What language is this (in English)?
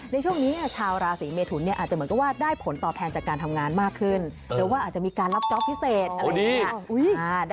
Thai